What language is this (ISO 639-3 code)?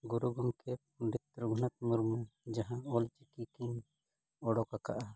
sat